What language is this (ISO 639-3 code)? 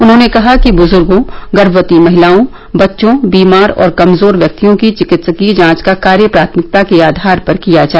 hin